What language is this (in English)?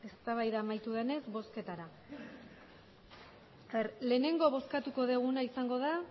Basque